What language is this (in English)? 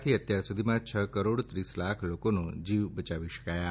Gujarati